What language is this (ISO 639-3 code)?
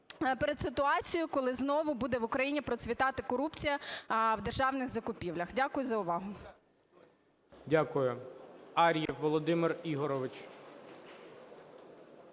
ukr